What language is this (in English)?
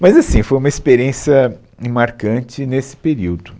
Portuguese